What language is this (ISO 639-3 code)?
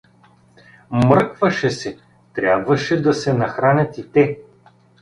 bul